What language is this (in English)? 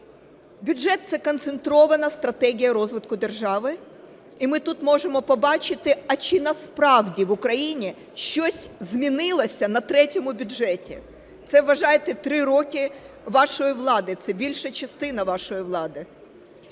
Ukrainian